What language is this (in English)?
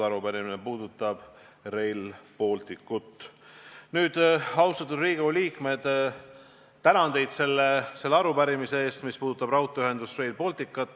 Estonian